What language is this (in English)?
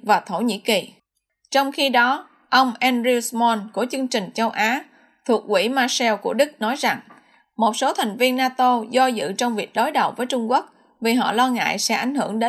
Vietnamese